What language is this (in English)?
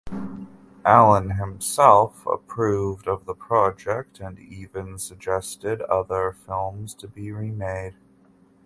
English